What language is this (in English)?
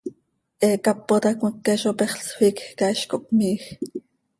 Seri